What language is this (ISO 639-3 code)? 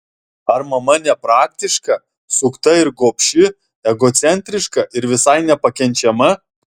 lit